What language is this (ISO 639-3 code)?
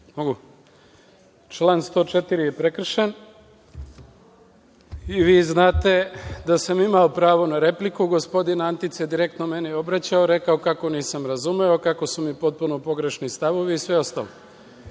srp